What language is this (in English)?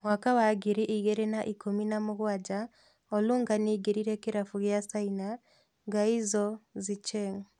Kikuyu